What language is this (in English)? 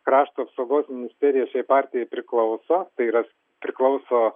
Lithuanian